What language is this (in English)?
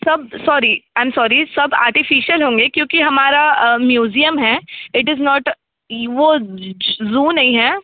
Hindi